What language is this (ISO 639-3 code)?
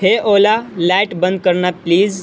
urd